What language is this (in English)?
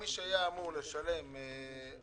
Hebrew